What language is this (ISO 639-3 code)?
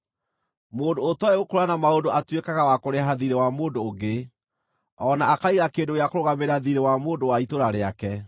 kik